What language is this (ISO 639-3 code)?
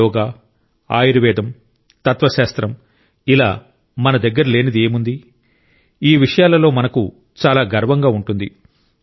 tel